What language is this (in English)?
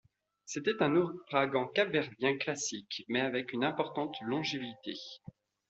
French